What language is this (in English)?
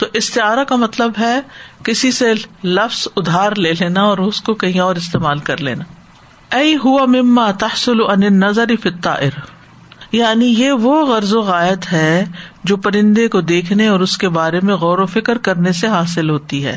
Urdu